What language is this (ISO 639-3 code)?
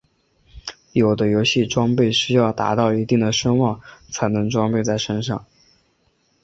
zho